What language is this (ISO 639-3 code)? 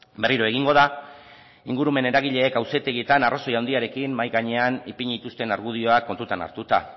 eus